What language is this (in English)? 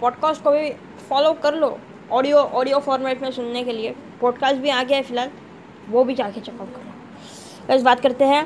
Hindi